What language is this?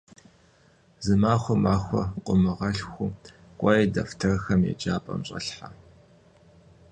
Kabardian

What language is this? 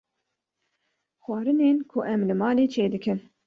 Kurdish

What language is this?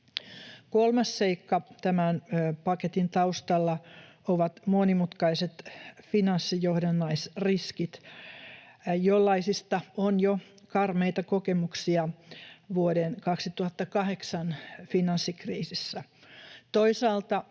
Finnish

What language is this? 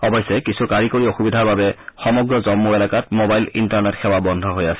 Assamese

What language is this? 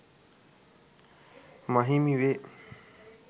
Sinhala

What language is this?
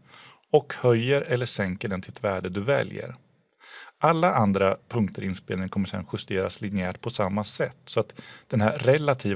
Swedish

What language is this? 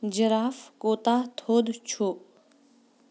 Kashmiri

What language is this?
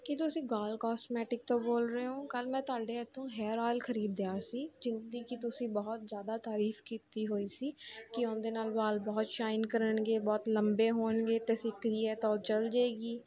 Punjabi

